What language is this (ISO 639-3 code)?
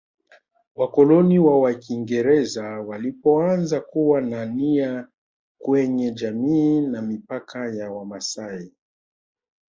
swa